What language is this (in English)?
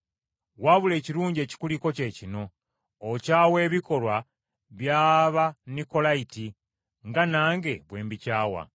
Ganda